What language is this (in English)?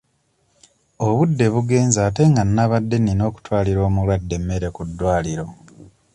Ganda